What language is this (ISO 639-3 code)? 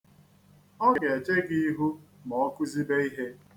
ibo